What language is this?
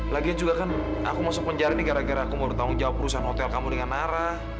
Indonesian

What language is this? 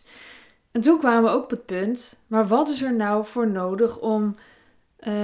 Dutch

